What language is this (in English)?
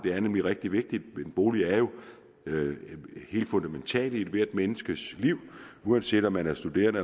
Danish